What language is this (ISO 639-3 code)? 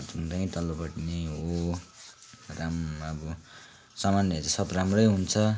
nep